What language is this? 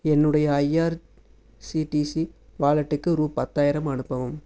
Tamil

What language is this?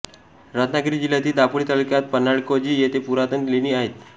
Marathi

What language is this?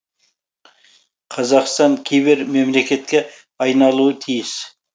Kazakh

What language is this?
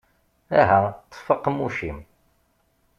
Kabyle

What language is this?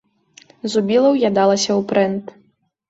Belarusian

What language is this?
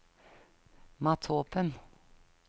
Norwegian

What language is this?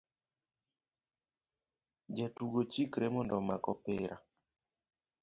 Luo (Kenya and Tanzania)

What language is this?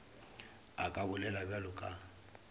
Northern Sotho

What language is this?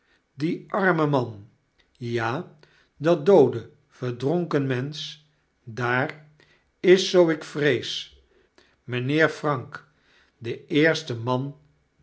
Dutch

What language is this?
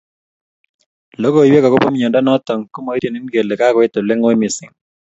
Kalenjin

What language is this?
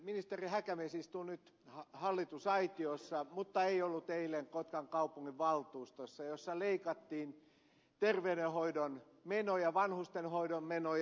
Finnish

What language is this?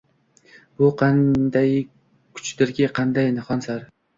Uzbek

